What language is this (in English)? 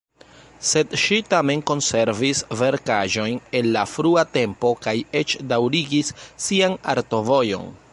Esperanto